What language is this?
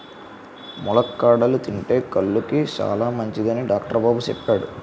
Telugu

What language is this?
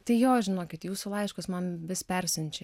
Lithuanian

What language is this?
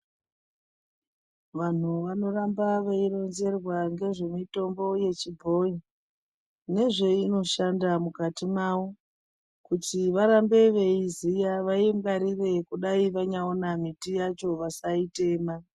Ndau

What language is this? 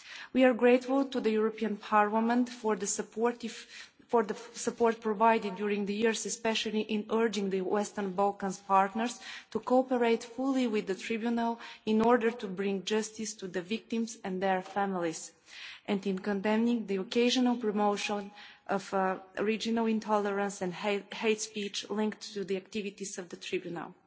English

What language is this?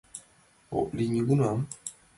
Mari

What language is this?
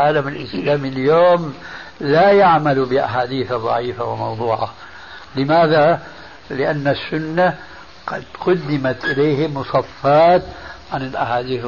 Arabic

